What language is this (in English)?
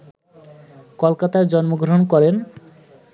Bangla